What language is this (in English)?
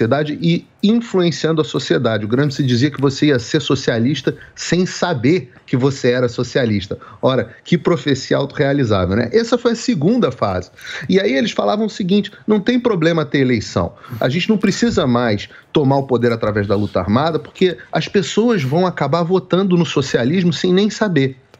Portuguese